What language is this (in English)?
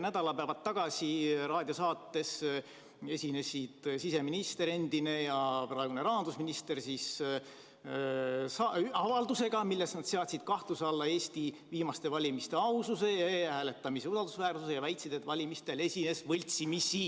Estonian